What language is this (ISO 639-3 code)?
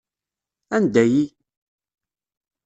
kab